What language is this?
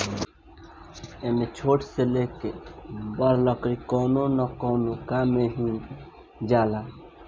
Bhojpuri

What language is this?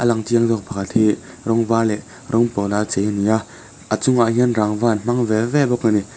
Mizo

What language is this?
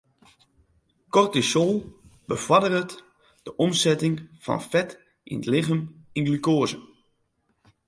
Western Frisian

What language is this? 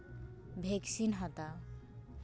Santali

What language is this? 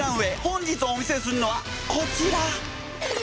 Japanese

